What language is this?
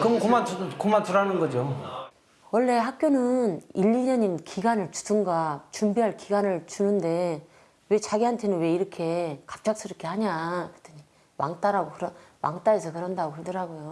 Korean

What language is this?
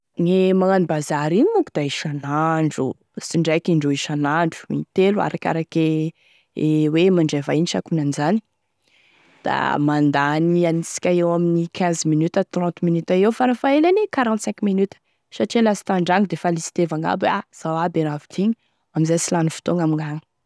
Tesaka Malagasy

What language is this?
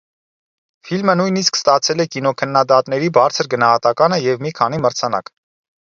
Armenian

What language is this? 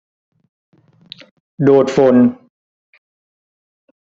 Thai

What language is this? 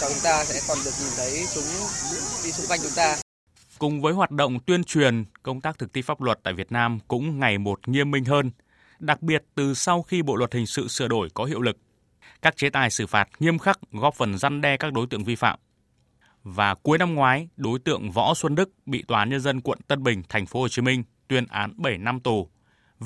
Vietnamese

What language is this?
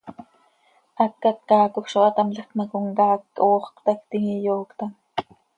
Seri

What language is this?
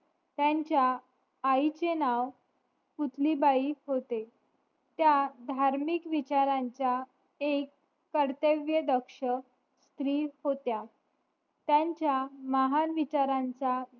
Marathi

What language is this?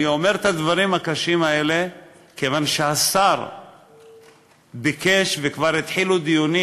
Hebrew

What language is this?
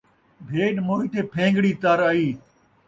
Saraiki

